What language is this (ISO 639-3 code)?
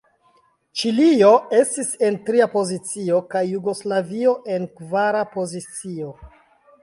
epo